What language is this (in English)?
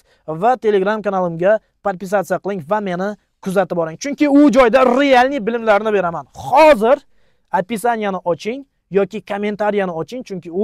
Turkish